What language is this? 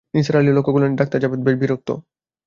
Bangla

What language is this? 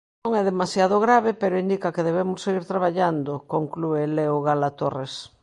Galician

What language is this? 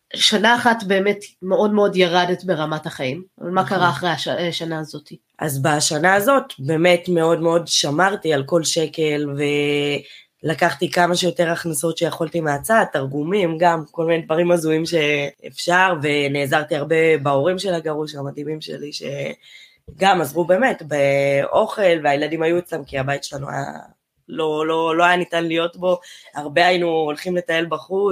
Hebrew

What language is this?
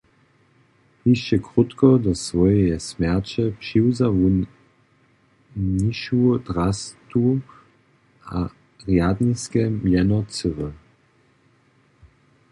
Upper Sorbian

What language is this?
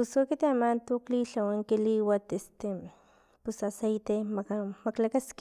Filomena Mata-Coahuitlán Totonac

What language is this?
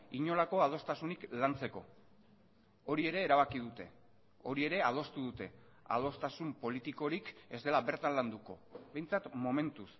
Basque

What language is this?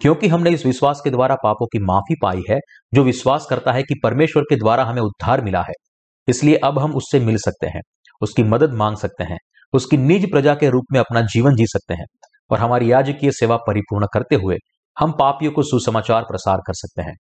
Hindi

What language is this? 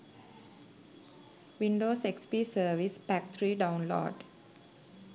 Sinhala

